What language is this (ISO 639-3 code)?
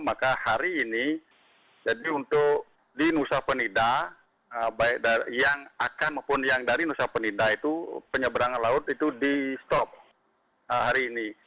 ind